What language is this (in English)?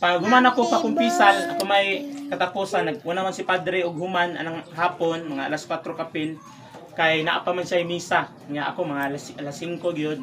Filipino